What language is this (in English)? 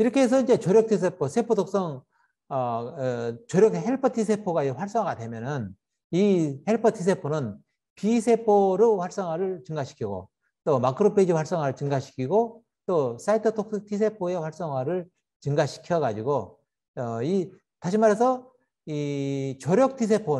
Korean